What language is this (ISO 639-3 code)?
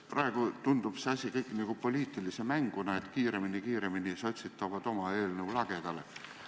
est